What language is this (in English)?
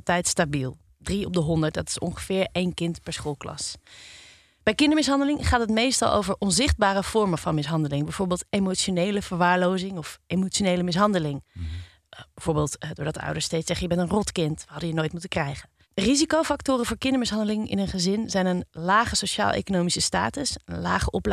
Dutch